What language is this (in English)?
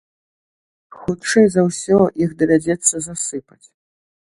Belarusian